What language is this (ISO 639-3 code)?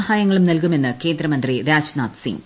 mal